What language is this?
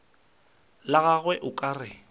Northern Sotho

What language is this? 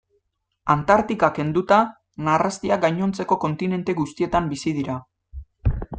Basque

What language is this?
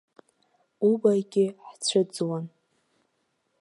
Abkhazian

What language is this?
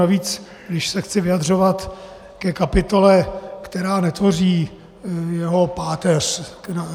Czech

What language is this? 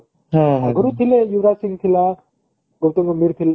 Odia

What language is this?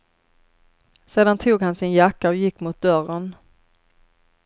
Swedish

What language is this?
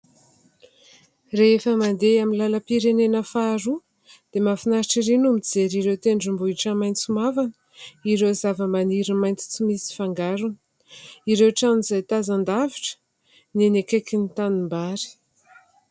Malagasy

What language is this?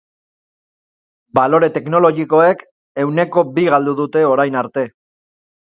Basque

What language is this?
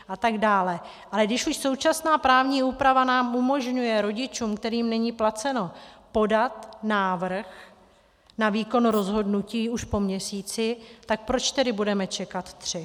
Czech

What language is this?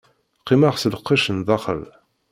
Kabyle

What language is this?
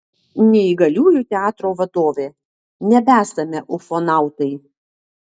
Lithuanian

